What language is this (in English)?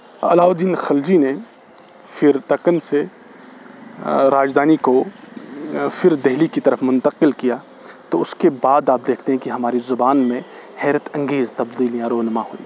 Urdu